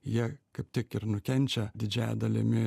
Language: Lithuanian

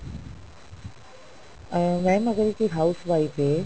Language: Punjabi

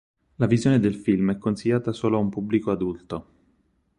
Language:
Italian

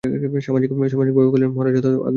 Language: Bangla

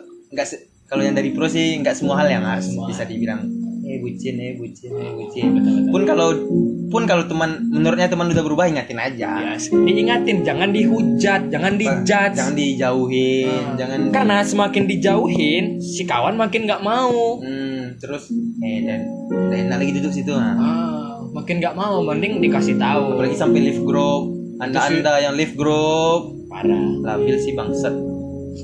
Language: Indonesian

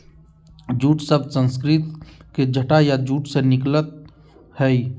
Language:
Magahi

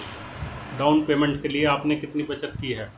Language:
Hindi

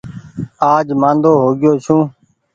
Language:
Goaria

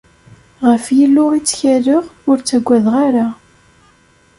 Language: Kabyle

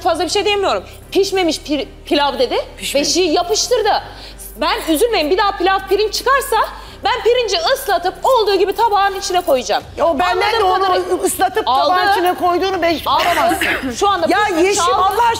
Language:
Turkish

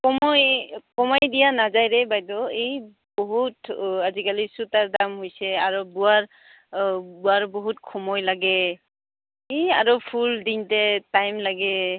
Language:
Assamese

